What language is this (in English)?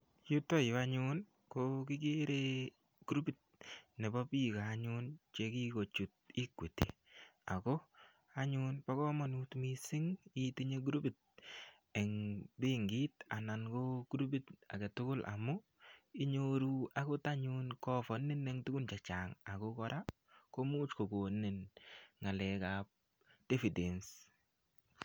Kalenjin